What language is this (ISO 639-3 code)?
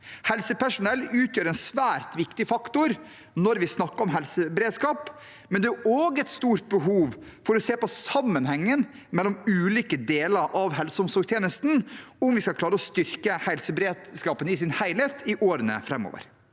nor